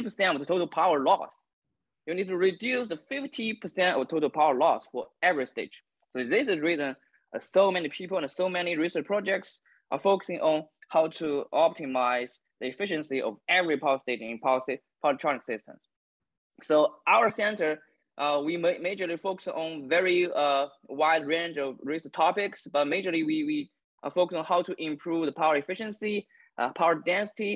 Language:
English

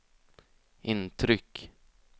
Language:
Swedish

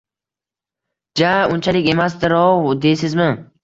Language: Uzbek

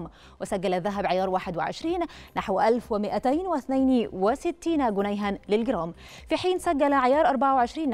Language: Arabic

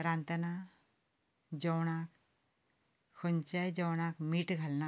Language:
Konkani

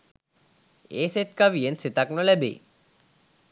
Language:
Sinhala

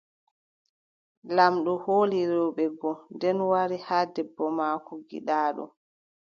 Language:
Adamawa Fulfulde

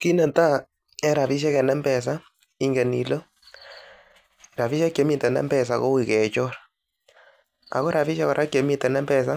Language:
Kalenjin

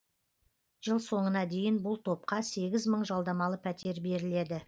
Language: Kazakh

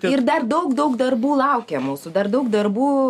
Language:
Lithuanian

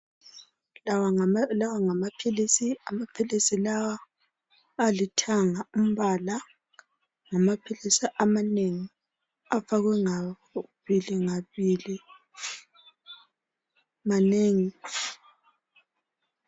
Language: North Ndebele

